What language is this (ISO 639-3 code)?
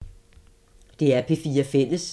dan